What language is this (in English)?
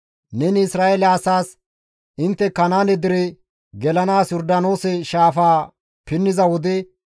Gamo